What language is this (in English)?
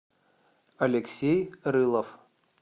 Russian